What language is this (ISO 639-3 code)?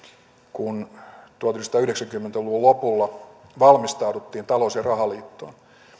fin